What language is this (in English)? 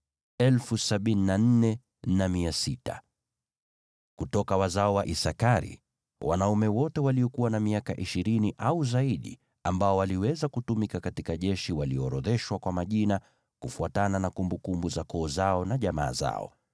Swahili